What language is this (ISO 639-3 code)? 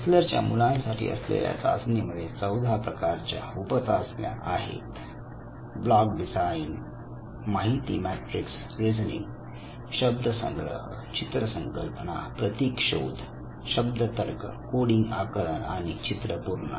mar